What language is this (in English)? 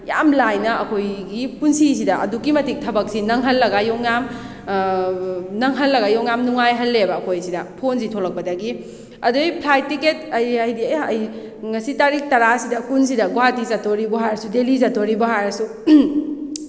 Manipuri